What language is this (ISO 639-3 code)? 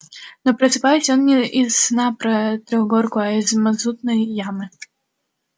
rus